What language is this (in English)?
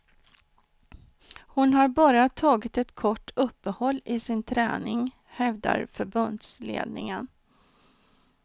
Swedish